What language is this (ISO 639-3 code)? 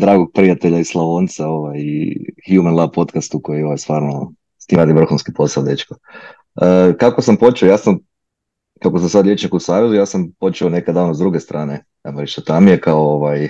hrv